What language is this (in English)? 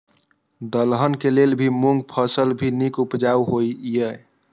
Maithili